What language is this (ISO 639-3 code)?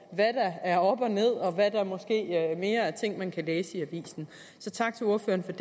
dan